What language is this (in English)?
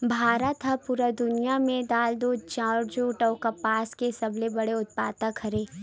Chhattisgarhi